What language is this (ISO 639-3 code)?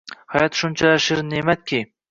uzb